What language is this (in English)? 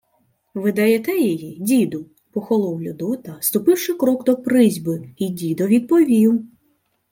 Ukrainian